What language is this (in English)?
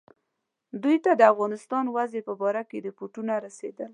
Pashto